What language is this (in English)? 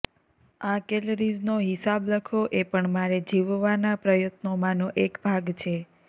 Gujarati